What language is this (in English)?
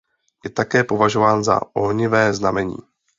Czech